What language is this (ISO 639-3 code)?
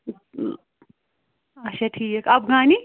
kas